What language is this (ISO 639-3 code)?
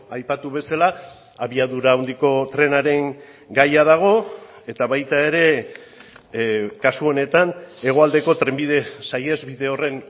eus